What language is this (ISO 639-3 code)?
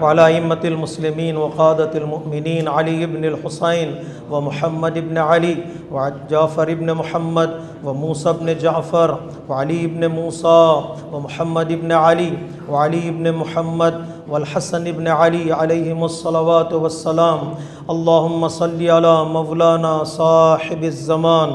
ara